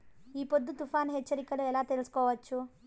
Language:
Telugu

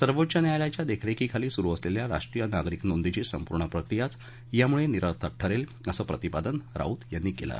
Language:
Marathi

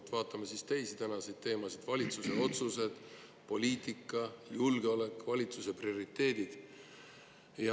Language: Estonian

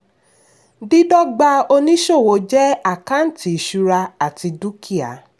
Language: Yoruba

